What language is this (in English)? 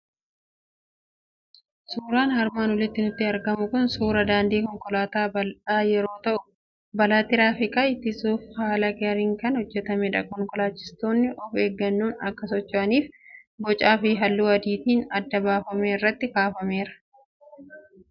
Oromo